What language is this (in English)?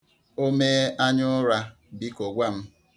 Igbo